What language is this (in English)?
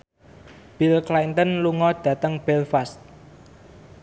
Javanese